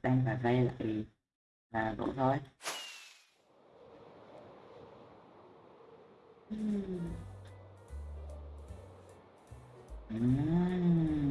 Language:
Vietnamese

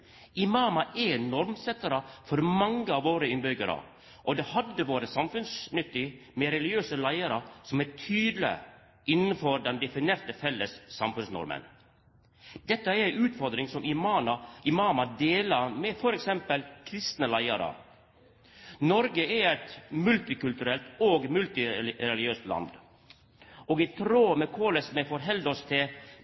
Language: Norwegian Nynorsk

